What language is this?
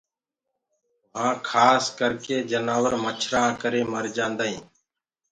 Gurgula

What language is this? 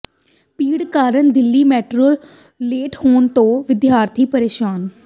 Punjabi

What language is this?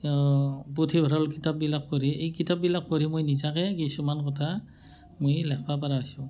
Assamese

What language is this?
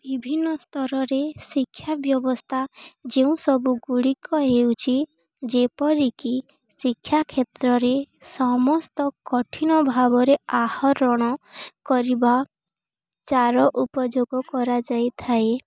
Odia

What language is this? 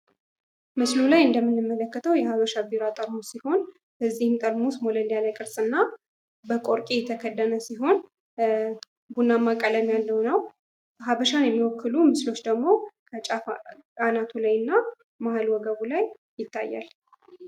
Amharic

